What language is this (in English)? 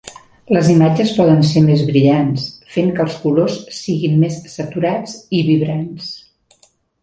Catalan